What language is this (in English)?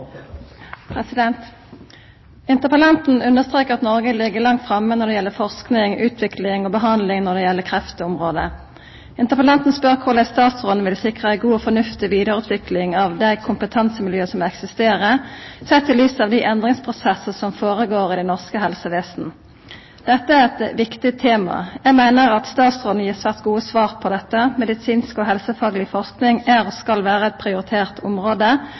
Norwegian Nynorsk